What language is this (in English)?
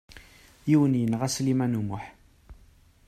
Kabyle